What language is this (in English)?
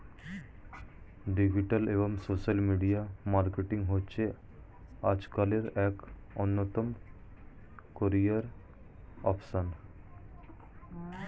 Bangla